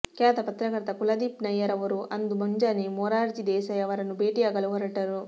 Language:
Kannada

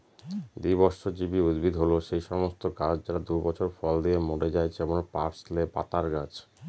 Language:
Bangla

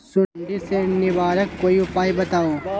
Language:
Magahi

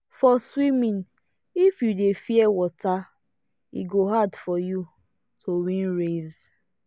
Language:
Nigerian Pidgin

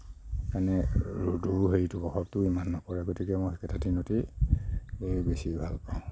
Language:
Assamese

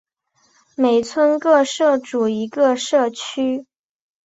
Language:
Chinese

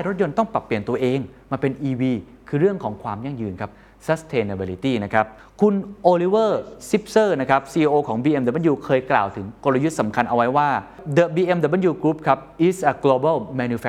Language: Thai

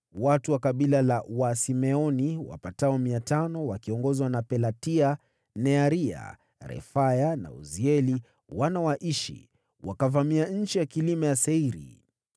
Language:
Swahili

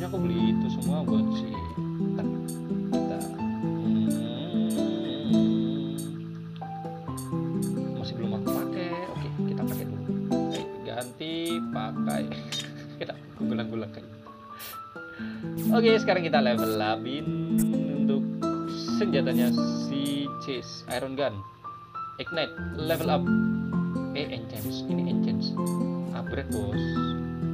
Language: Indonesian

